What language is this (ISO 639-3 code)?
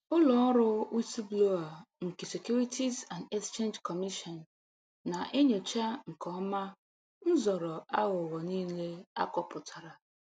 ibo